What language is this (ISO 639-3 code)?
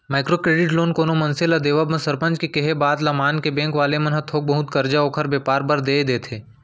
hne